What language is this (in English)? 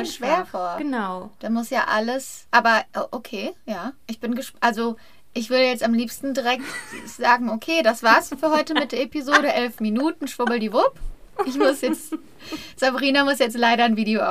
German